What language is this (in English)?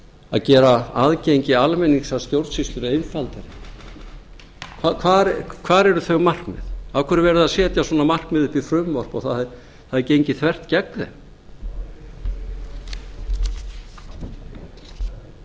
Icelandic